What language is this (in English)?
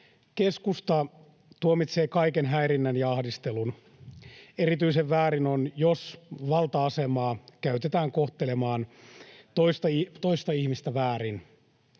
Finnish